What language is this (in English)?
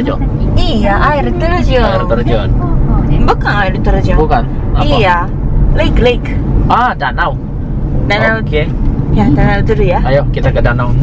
Indonesian